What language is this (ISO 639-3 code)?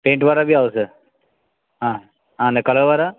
guj